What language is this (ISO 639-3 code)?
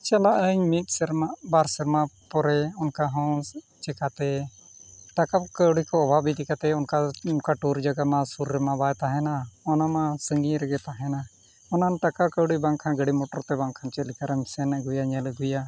sat